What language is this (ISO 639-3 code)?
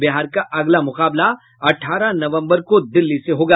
hin